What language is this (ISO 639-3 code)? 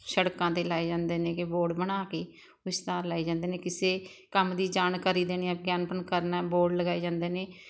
pan